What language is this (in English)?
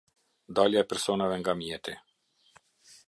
Albanian